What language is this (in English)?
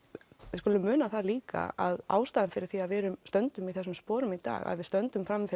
Icelandic